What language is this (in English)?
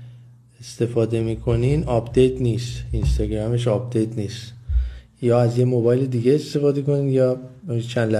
Persian